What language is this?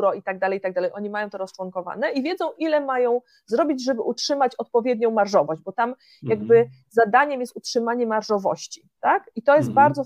Polish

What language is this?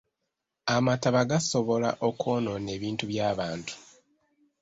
Ganda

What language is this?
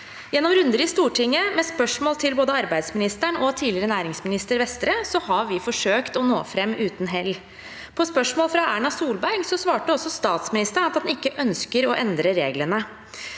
Norwegian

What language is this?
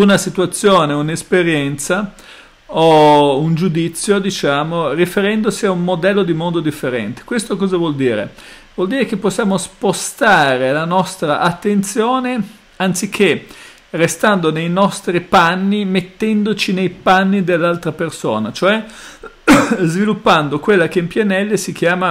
Italian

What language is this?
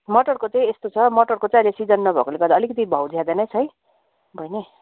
Nepali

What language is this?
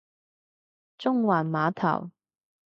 Cantonese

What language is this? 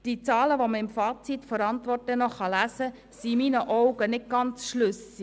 Swiss German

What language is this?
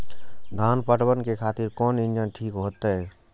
Maithili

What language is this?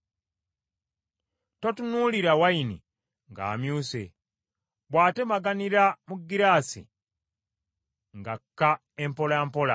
Ganda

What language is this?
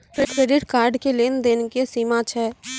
Maithili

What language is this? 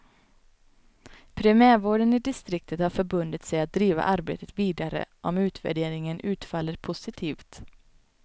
Swedish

